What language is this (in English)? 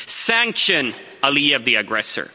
English